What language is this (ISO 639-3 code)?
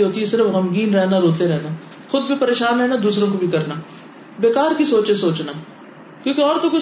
urd